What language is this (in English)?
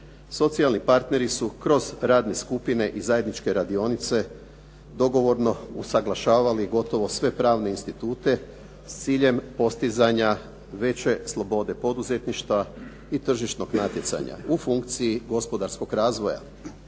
Croatian